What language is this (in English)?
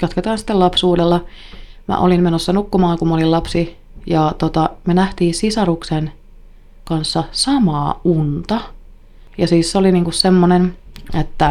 Finnish